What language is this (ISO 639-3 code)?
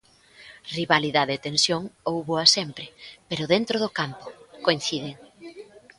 glg